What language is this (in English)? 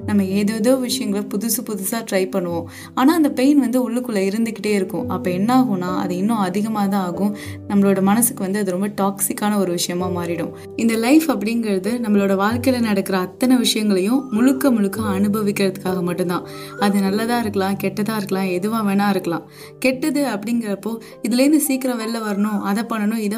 Tamil